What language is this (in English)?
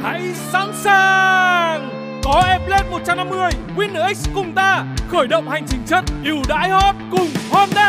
Vietnamese